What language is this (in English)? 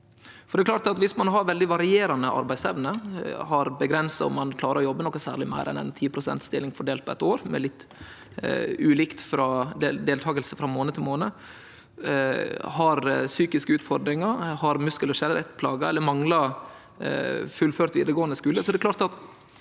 Norwegian